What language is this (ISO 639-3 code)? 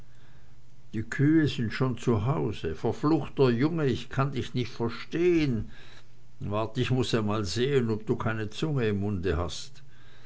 deu